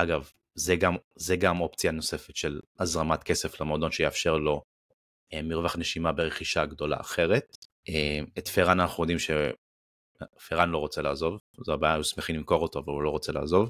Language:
Hebrew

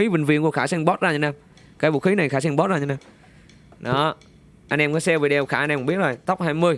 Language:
Vietnamese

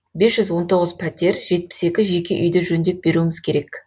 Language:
Kazakh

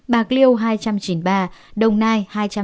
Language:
Vietnamese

